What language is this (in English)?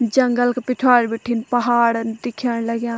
Garhwali